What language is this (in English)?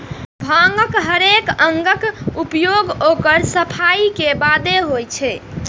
Maithili